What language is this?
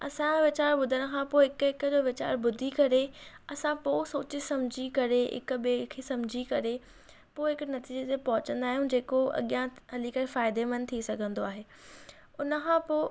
Sindhi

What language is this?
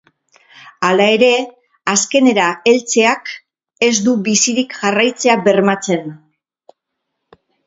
Basque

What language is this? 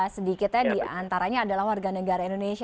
Indonesian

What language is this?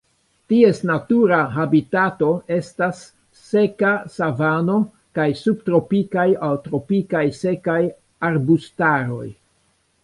Esperanto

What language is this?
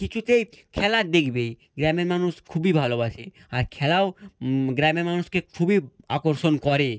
Bangla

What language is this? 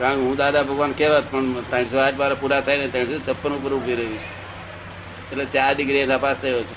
Gujarati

